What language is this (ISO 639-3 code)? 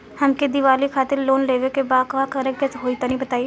bho